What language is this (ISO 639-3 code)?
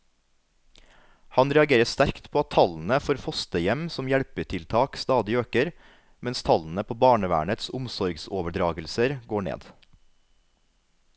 nor